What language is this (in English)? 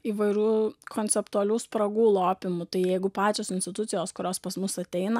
Lithuanian